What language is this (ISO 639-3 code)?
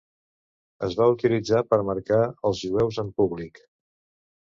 cat